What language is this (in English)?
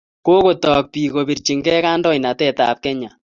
Kalenjin